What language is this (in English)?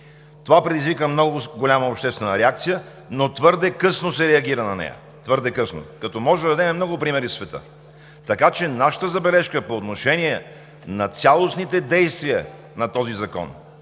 Bulgarian